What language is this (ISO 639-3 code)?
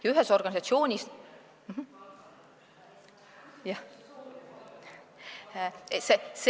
est